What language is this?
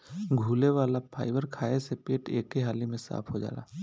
Bhojpuri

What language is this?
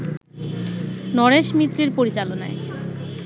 Bangla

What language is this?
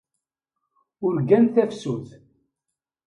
Kabyle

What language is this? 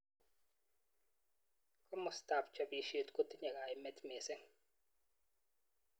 Kalenjin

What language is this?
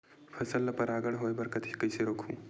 Chhattisgarhi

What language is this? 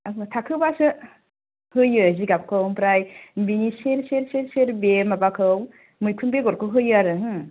Bodo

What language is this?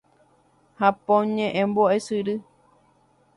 Guarani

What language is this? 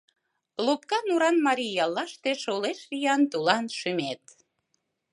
Mari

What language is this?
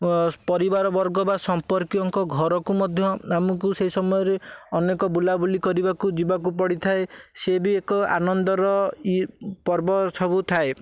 Odia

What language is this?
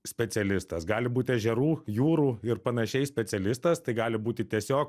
Lithuanian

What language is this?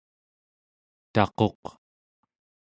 Central Yupik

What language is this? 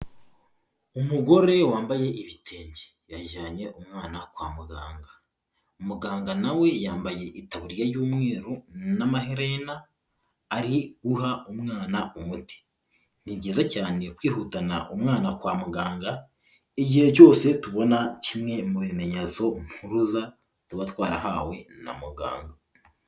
Kinyarwanda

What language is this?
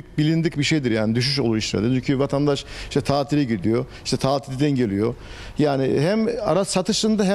Turkish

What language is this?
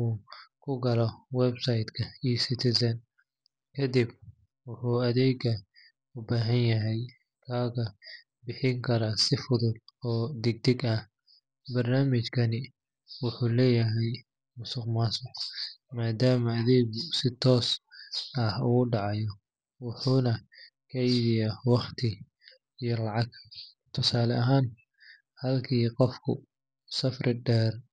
Somali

